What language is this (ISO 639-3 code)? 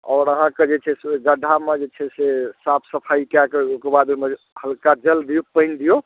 mai